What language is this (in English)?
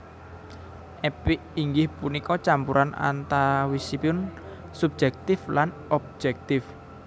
Javanese